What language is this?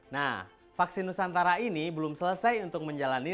Indonesian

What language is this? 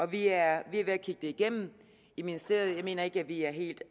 Danish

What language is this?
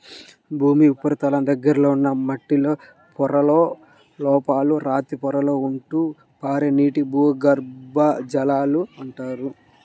Telugu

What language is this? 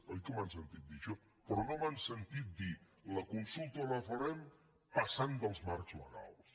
Catalan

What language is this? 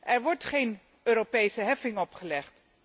Dutch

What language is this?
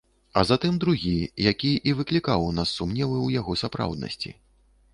Belarusian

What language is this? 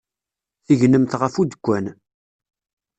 Kabyle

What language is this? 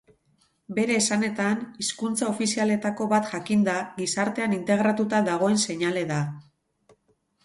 Basque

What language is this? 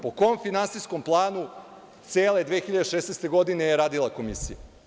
Serbian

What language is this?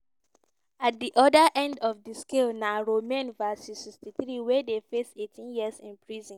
Nigerian Pidgin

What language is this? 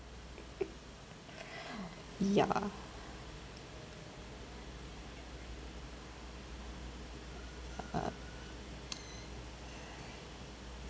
English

